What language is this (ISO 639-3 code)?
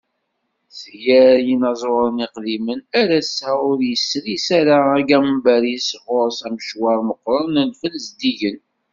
kab